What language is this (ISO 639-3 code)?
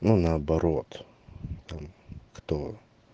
rus